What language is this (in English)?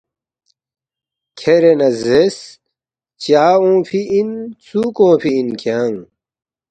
Balti